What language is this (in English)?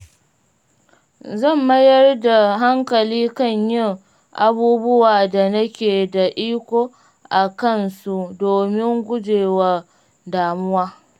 Hausa